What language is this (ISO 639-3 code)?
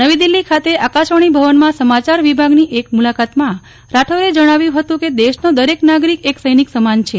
guj